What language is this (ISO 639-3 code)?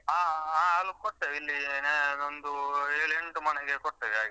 kan